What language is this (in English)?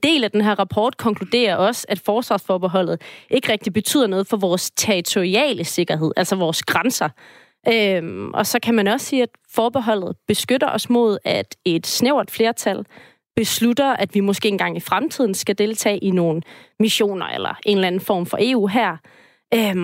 Danish